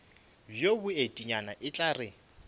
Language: Northern Sotho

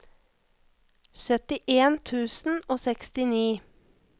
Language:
Norwegian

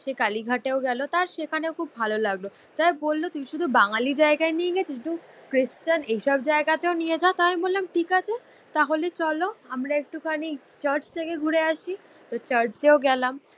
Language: Bangla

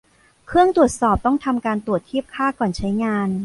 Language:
Thai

